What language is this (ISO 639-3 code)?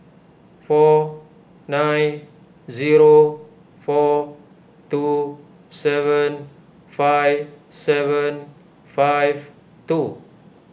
eng